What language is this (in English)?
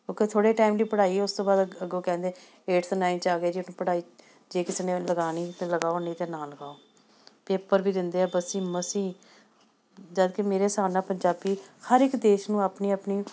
Punjabi